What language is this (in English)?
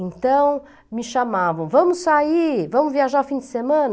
Portuguese